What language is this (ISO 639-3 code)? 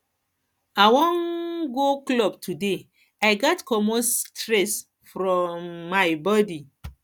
pcm